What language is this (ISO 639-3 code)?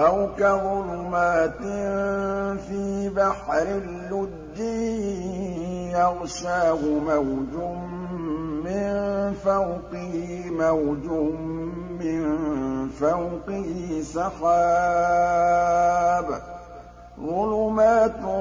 ara